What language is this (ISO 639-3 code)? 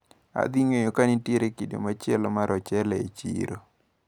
luo